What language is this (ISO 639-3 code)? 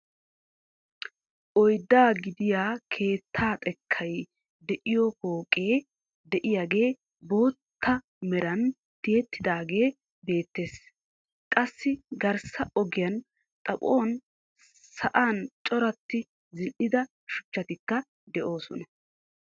wal